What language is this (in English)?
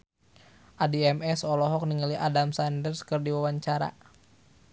Sundanese